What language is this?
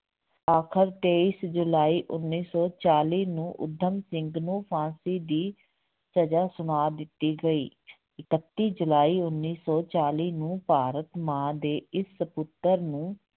Punjabi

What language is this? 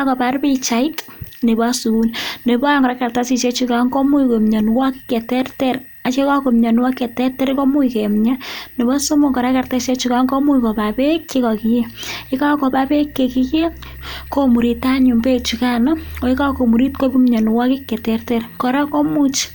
Kalenjin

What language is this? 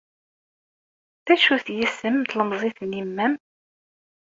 Kabyle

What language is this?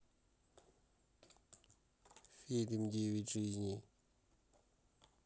Russian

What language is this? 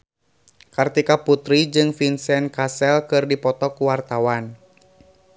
Sundanese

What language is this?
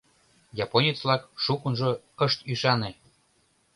Mari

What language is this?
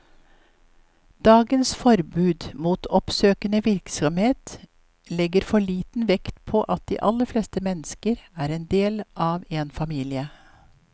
Norwegian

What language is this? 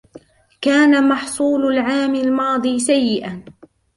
Arabic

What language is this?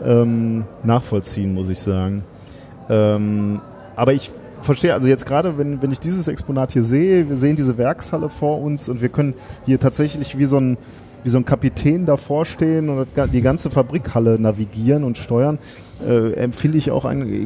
German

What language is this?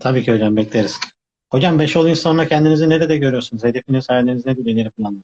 Turkish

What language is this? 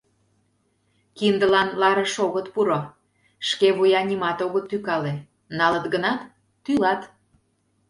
Mari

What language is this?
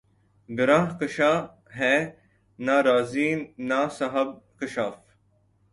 Urdu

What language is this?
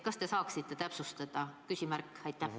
Estonian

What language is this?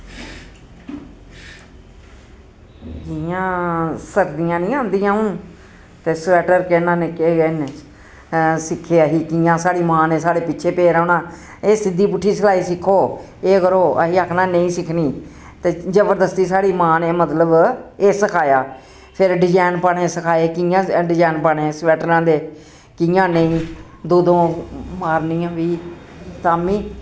Dogri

